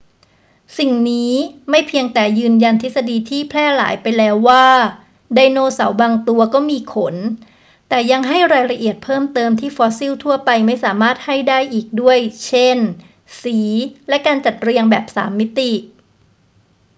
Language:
Thai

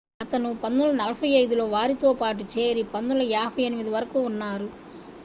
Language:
Telugu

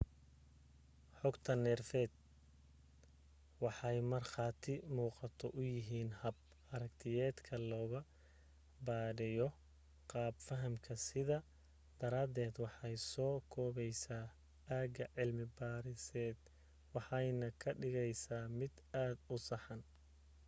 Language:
Somali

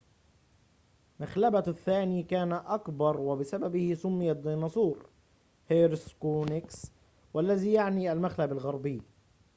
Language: Arabic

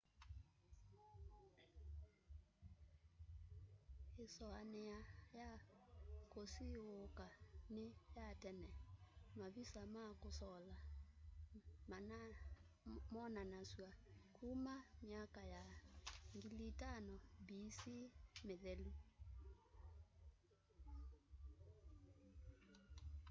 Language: Kamba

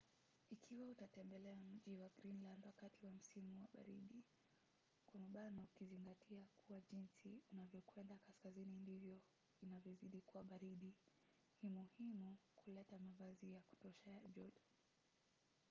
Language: Swahili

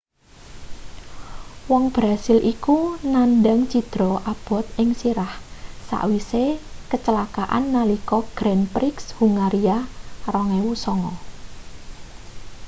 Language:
Javanese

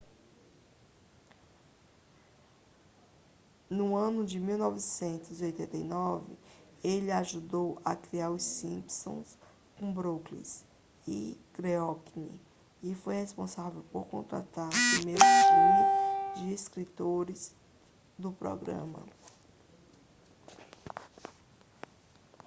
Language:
Portuguese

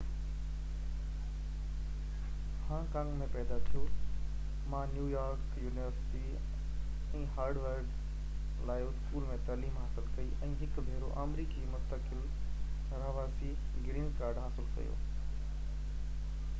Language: Sindhi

